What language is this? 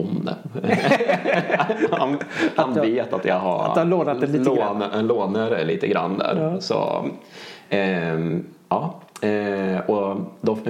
Swedish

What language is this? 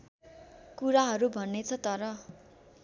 Nepali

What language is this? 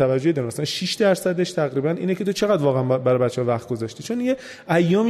Persian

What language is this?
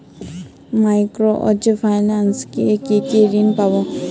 Bangla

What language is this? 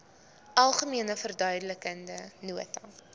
Afrikaans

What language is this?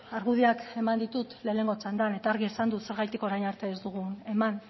Basque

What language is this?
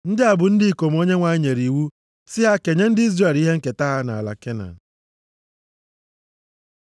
Igbo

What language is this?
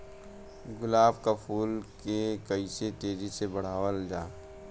Bhojpuri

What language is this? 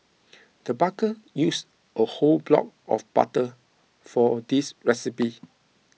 English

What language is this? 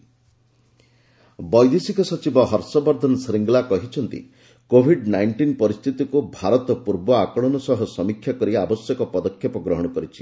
Odia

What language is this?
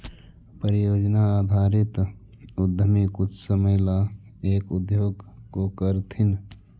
Magahi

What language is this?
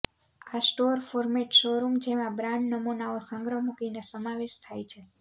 Gujarati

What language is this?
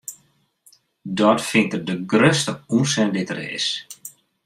Western Frisian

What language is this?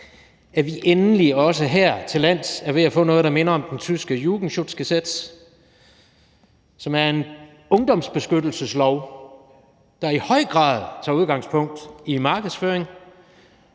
Danish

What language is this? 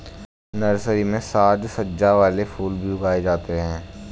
Hindi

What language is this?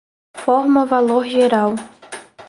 Portuguese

